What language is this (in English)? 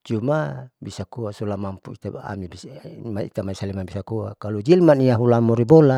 Saleman